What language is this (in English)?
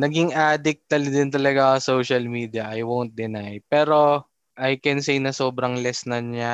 Filipino